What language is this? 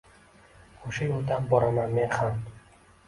Uzbek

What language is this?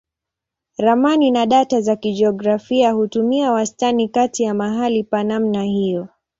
Swahili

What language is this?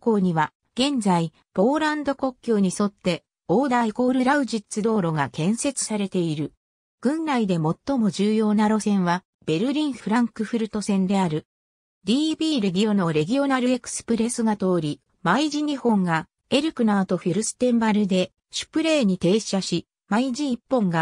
Japanese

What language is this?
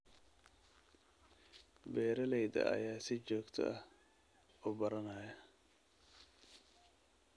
Somali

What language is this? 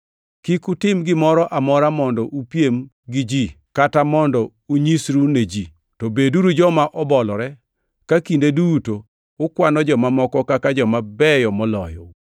Luo (Kenya and Tanzania)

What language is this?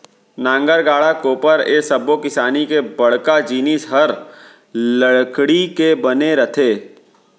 Chhattisgarhi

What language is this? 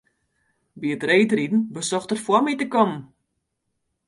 Western Frisian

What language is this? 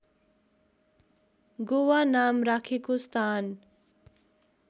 Nepali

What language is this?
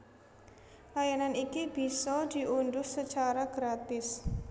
Javanese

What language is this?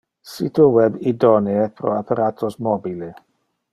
Interlingua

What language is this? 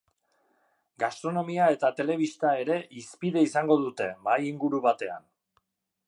Basque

